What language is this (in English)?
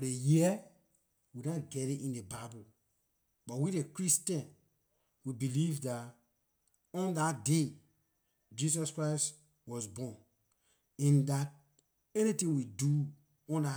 Liberian English